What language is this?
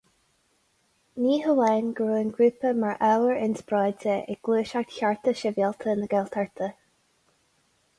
Irish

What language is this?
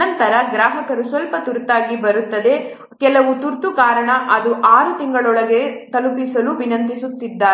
Kannada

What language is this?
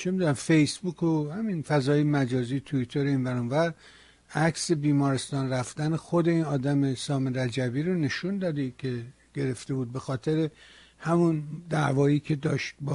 Persian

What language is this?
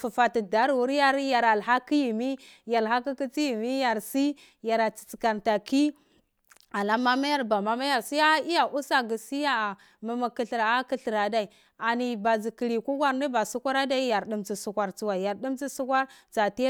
Cibak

